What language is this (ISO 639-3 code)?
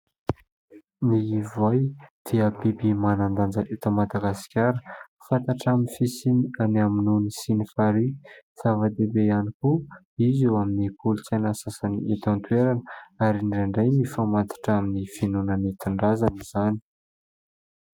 mlg